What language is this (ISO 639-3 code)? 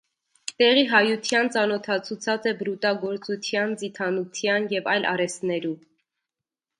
hye